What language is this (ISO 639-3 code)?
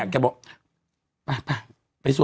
tha